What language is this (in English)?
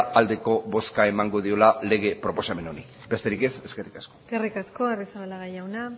Basque